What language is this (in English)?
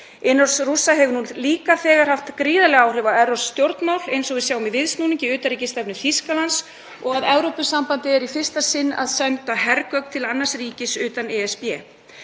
Icelandic